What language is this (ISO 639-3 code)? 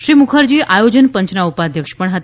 guj